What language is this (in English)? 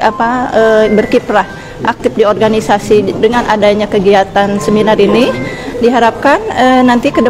Indonesian